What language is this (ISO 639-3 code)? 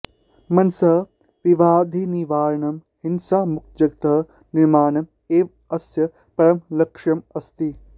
san